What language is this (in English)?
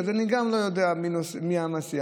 Hebrew